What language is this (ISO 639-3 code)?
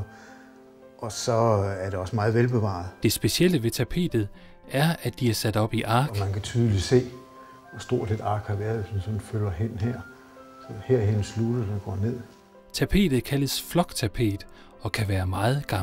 dan